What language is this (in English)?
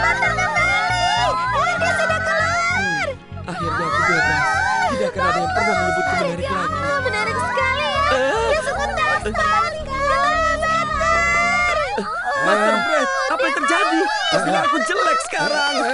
Indonesian